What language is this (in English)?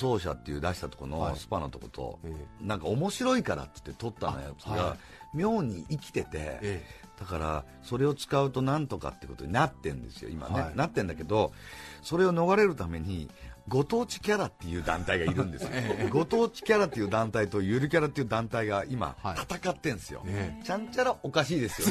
Japanese